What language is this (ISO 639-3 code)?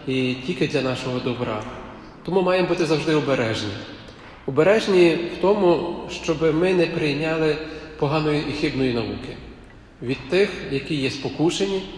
ukr